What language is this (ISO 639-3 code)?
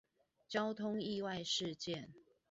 zho